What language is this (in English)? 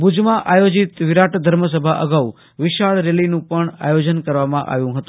Gujarati